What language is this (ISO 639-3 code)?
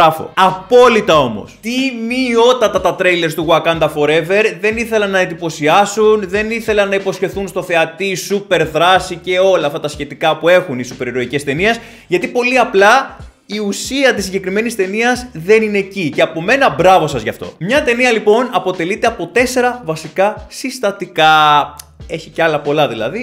ell